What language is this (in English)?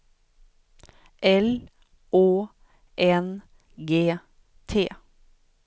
Swedish